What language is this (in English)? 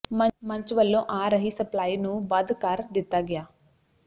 Punjabi